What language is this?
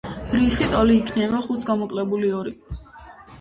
Georgian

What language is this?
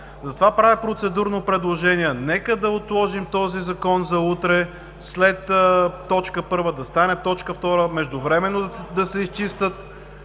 Bulgarian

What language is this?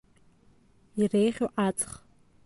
Abkhazian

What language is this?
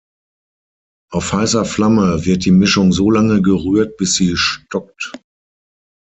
German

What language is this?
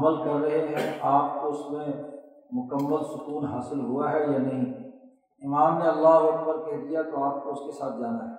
Urdu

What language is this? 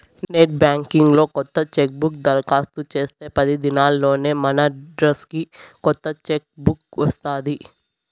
Telugu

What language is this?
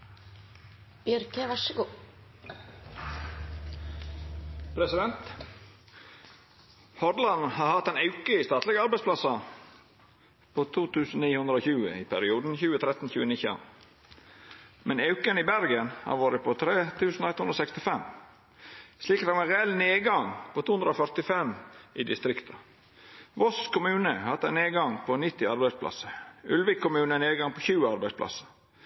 Norwegian Nynorsk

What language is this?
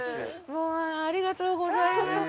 Japanese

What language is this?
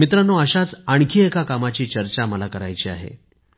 Marathi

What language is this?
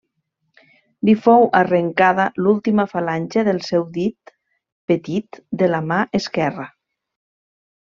Catalan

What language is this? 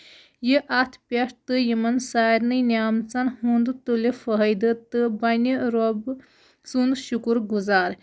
Kashmiri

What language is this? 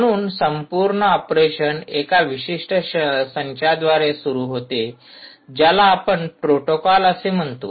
Marathi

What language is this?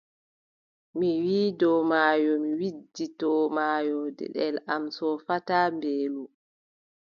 Adamawa Fulfulde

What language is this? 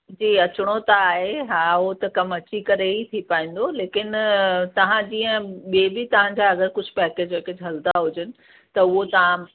Sindhi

